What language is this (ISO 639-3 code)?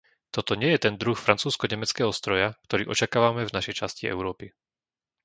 slk